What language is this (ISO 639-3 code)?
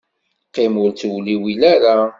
kab